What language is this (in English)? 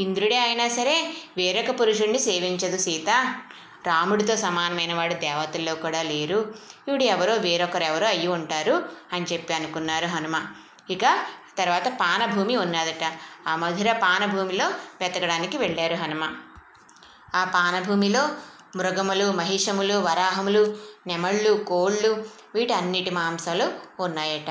Telugu